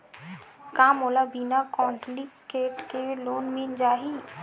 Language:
Chhattisgarhi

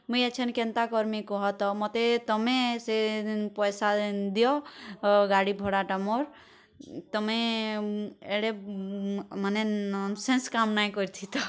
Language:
Odia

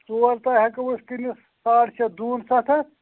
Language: Kashmiri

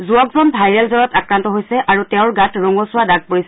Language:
Assamese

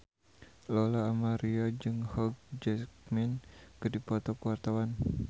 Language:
Sundanese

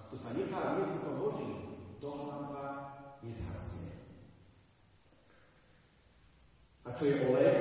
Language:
Slovak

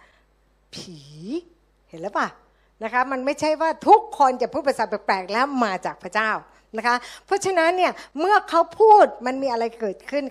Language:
Thai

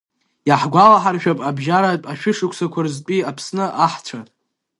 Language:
Abkhazian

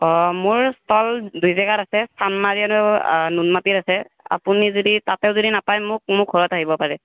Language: Assamese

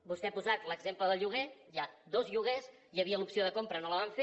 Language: Catalan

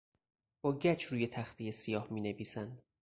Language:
Persian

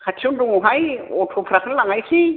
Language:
Bodo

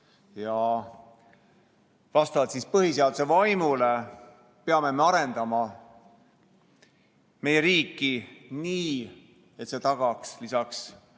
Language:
Estonian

